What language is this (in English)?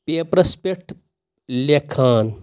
Kashmiri